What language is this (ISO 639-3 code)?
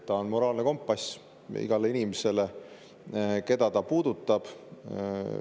est